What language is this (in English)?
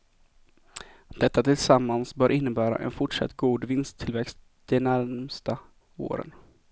Swedish